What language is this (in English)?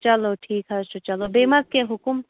Kashmiri